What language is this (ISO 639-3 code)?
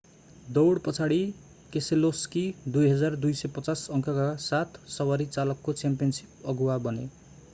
nep